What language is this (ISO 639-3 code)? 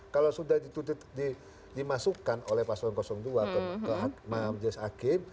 ind